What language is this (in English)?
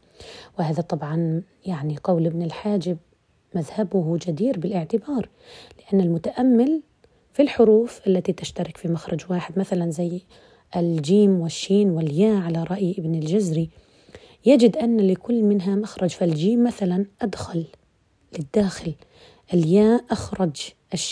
Arabic